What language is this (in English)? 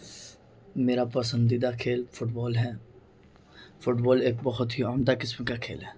Urdu